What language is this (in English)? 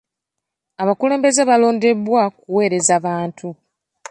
Ganda